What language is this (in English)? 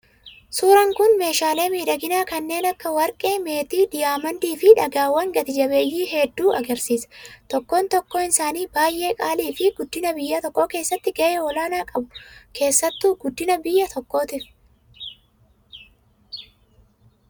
Oromo